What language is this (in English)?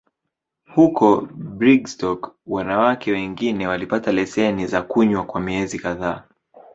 Swahili